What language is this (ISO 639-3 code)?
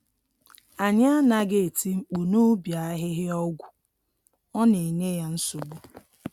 ibo